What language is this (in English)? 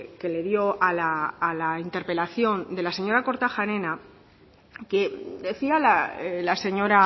Spanish